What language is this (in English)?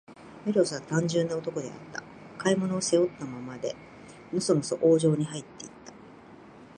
Japanese